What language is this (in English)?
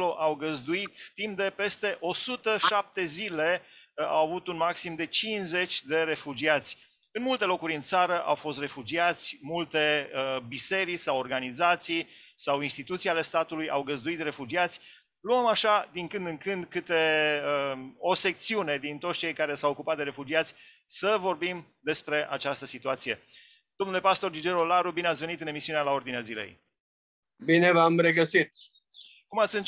Romanian